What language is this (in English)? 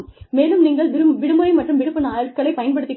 Tamil